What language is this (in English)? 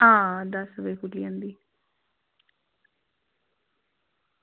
Dogri